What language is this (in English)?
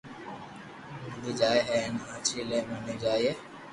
Loarki